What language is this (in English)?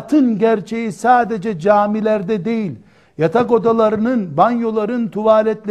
Turkish